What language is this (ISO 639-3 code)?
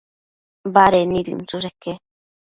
mcf